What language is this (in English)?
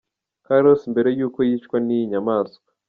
Kinyarwanda